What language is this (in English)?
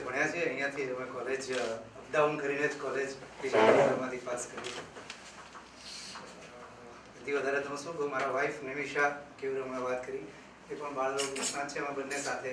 French